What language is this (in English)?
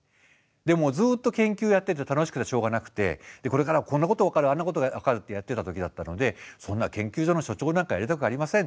Japanese